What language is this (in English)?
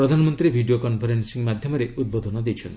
Odia